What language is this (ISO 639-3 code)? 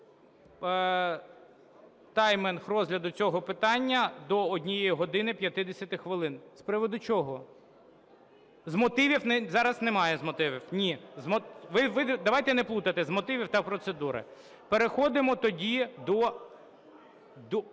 ukr